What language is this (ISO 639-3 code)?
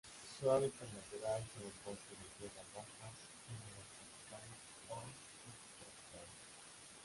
spa